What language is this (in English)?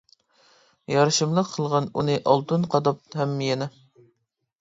Uyghur